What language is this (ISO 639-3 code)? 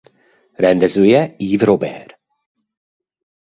hun